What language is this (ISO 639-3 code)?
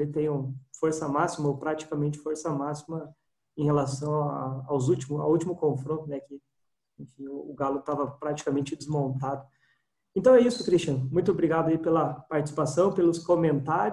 por